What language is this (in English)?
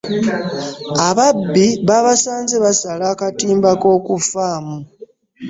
Ganda